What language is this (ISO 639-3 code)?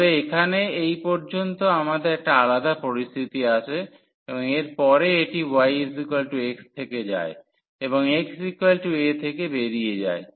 ben